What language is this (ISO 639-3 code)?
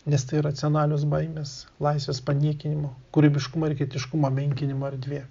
lit